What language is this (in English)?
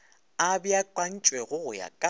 Northern Sotho